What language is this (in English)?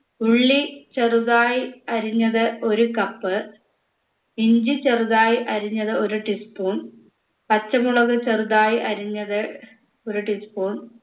Malayalam